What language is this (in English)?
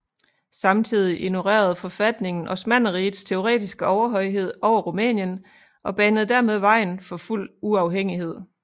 Danish